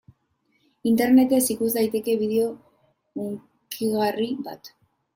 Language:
Basque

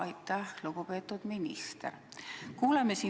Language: Estonian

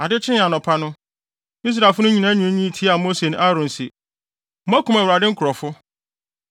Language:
Akan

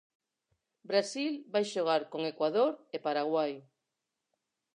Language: Galician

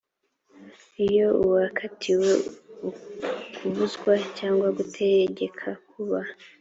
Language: Kinyarwanda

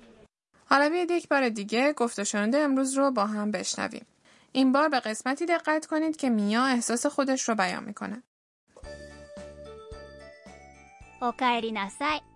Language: Persian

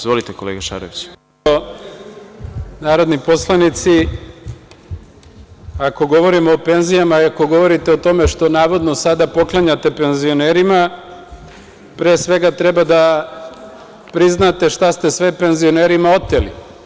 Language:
Serbian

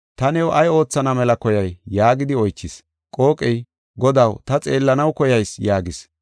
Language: Gofa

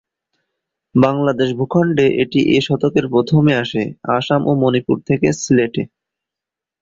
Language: Bangla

